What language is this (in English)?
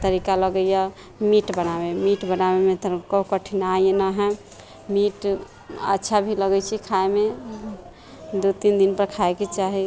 Maithili